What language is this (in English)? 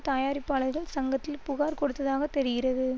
Tamil